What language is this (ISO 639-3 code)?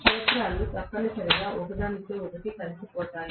tel